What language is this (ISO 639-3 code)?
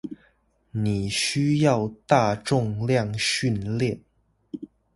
zho